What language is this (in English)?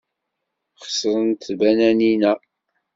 Kabyle